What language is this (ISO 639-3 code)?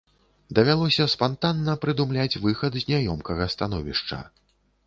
bel